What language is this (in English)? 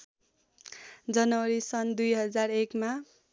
Nepali